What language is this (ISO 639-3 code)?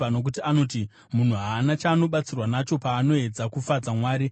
sna